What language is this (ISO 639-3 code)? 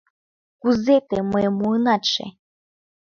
chm